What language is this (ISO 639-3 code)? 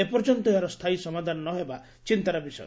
ori